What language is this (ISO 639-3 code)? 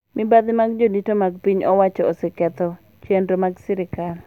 luo